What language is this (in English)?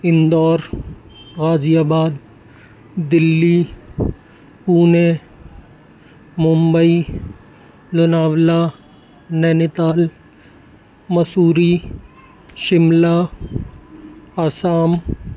Urdu